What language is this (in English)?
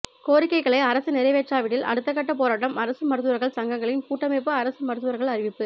Tamil